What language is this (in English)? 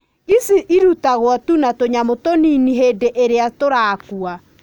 Kikuyu